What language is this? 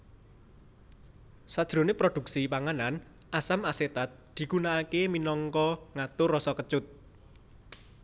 Javanese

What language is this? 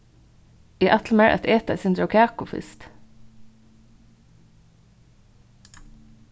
Faroese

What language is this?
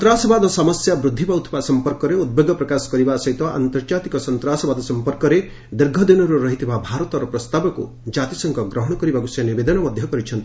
Odia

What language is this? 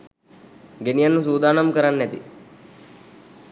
Sinhala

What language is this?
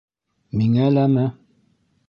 Bashkir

